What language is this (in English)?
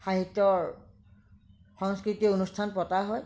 Assamese